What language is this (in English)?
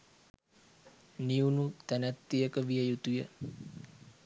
Sinhala